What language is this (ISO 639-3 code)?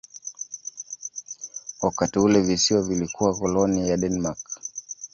swa